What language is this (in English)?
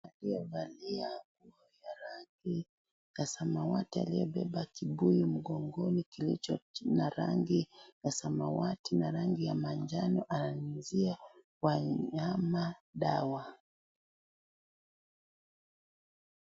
Swahili